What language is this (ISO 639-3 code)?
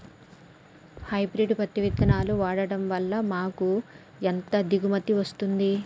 tel